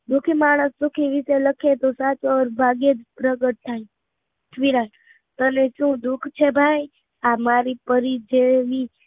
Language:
Gujarati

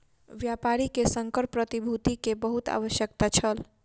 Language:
Maithili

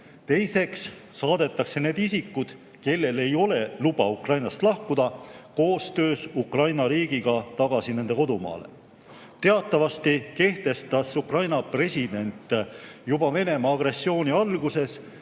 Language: Estonian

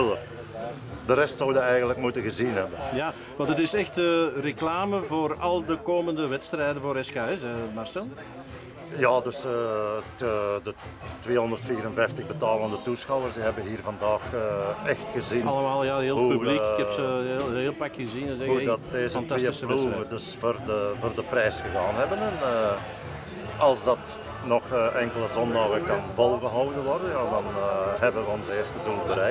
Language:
Dutch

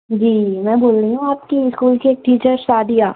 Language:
Urdu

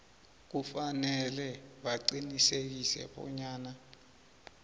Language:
South Ndebele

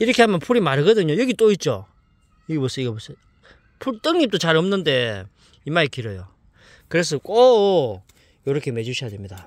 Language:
Korean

